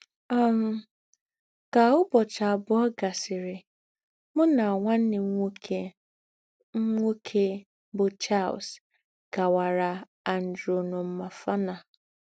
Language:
Igbo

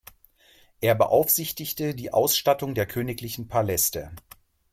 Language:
German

